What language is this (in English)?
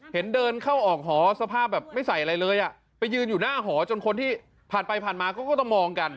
Thai